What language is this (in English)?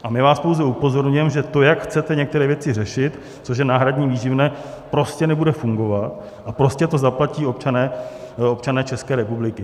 Czech